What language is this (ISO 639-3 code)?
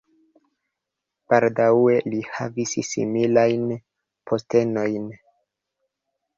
epo